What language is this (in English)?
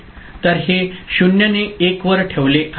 Marathi